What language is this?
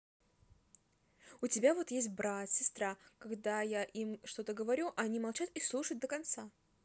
Russian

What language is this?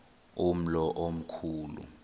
Xhosa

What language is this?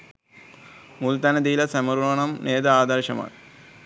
Sinhala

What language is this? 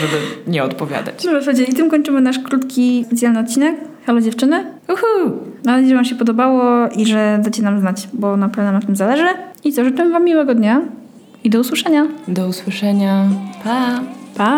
Polish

